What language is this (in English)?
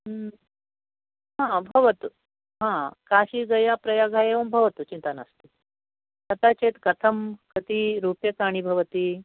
Sanskrit